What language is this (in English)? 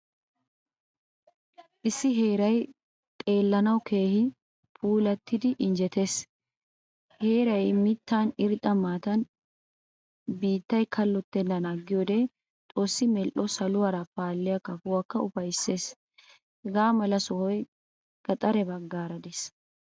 Wolaytta